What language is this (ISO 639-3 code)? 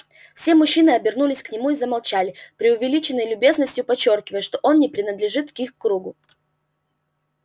rus